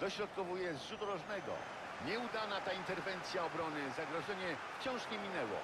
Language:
Polish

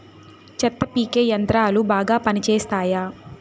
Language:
Telugu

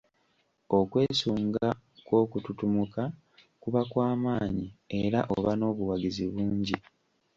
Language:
Ganda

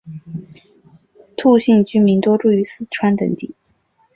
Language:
Chinese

